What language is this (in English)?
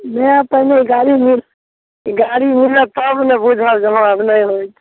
Maithili